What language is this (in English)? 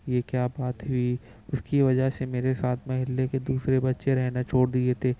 Urdu